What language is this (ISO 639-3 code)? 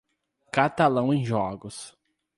por